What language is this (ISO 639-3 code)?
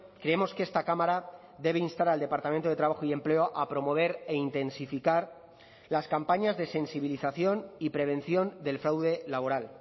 spa